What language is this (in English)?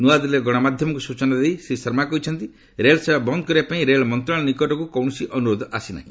Odia